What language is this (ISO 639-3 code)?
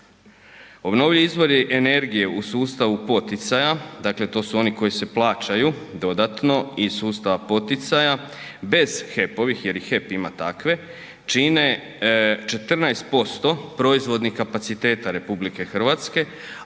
hrv